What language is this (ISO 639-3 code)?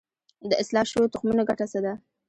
pus